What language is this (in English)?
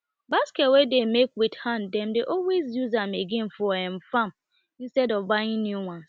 Nigerian Pidgin